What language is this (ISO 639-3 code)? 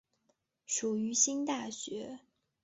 zho